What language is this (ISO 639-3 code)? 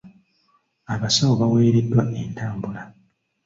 lug